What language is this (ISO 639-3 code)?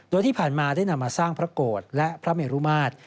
tha